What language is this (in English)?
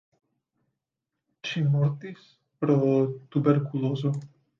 Esperanto